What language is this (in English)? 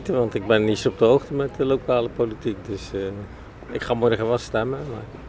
Dutch